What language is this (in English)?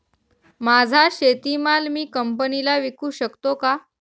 Marathi